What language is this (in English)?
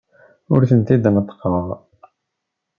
Kabyle